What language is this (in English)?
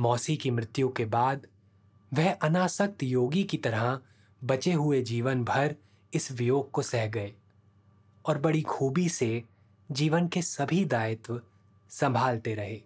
Hindi